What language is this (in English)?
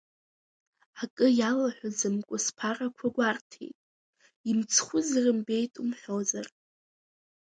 Abkhazian